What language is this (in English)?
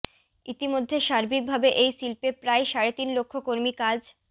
Bangla